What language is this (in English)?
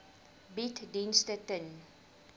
Afrikaans